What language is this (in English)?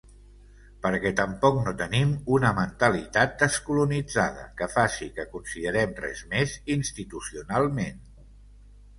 Catalan